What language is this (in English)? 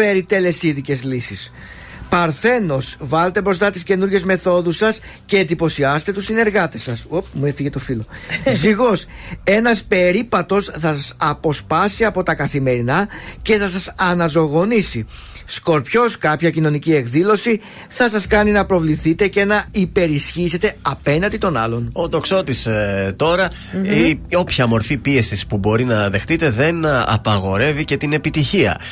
Greek